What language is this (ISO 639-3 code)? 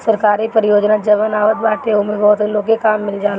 bho